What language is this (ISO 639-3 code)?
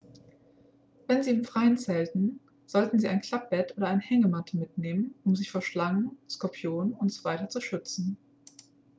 deu